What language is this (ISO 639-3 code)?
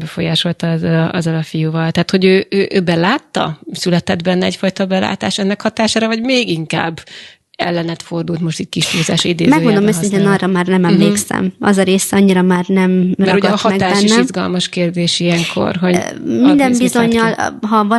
hun